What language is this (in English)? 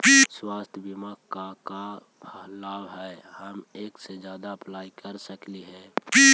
Magahi